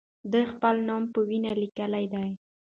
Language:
Pashto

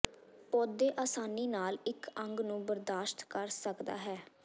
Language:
Punjabi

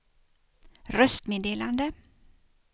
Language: Swedish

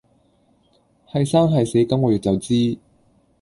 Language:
Cantonese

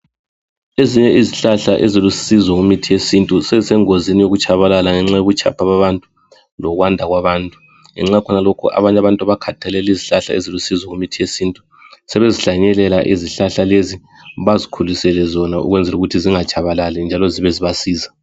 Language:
North Ndebele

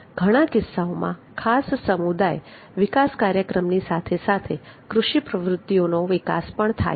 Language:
Gujarati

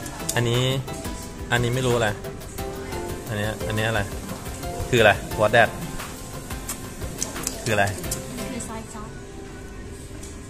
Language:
Thai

